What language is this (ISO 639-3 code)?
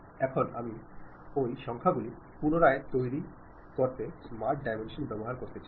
ben